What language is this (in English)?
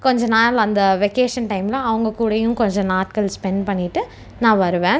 Tamil